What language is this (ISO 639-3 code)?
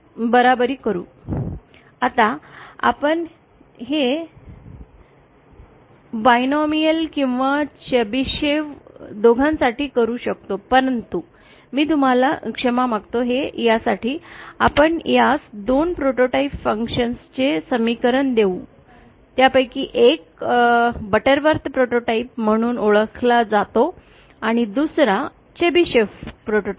mar